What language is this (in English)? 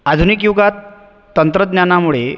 Marathi